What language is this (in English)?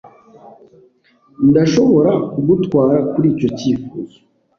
Kinyarwanda